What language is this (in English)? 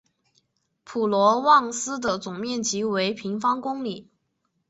Chinese